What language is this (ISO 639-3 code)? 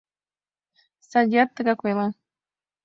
chm